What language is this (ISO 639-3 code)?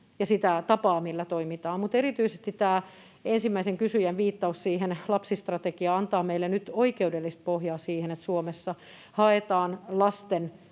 fin